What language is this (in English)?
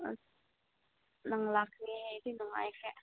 Manipuri